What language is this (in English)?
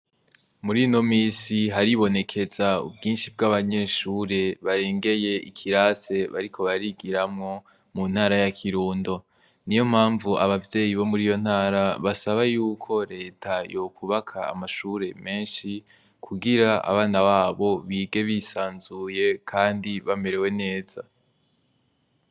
Rundi